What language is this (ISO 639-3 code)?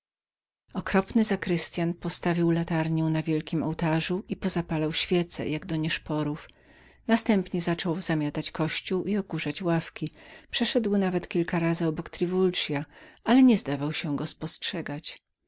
pol